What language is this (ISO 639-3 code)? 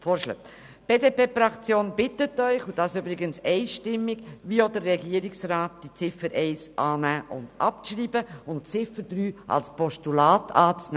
gsw